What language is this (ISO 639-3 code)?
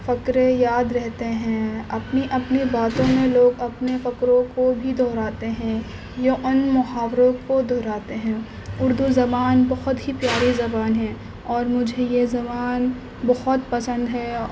urd